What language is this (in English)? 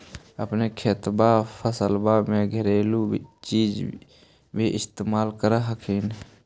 Magahi